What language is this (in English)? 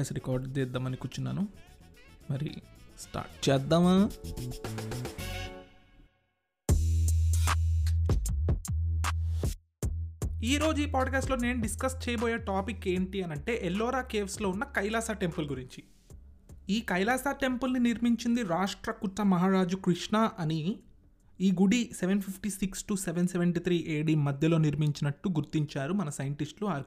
Telugu